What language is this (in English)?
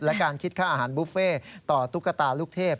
Thai